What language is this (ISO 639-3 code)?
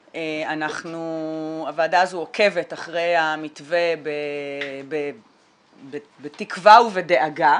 heb